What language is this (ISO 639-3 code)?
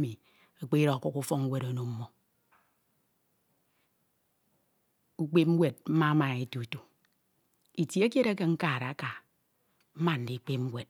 itw